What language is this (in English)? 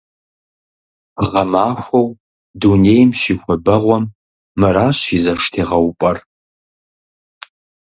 Kabardian